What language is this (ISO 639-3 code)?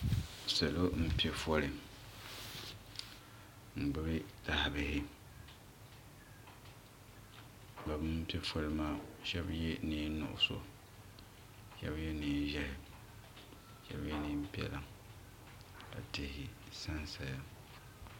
dag